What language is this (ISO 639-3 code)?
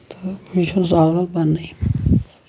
kas